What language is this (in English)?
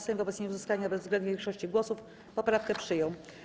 Polish